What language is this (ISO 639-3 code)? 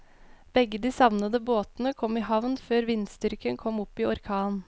nor